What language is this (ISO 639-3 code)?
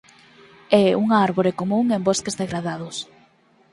glg